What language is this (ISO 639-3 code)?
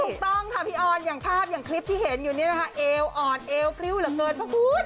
tha